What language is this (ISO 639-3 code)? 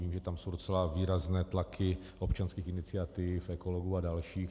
ces